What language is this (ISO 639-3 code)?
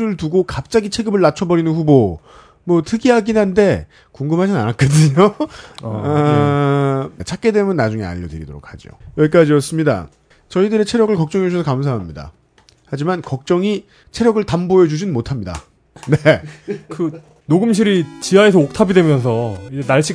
kor